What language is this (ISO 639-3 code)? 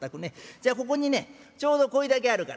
jpn